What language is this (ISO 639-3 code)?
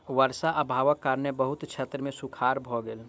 mai